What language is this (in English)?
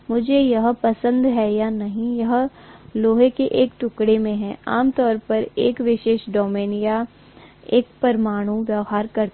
Hindi